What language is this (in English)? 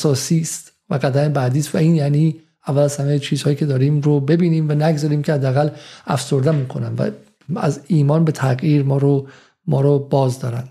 Persian